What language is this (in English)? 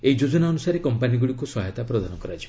Odia